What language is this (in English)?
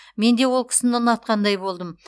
Kazakh